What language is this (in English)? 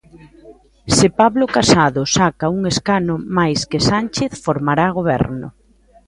Galician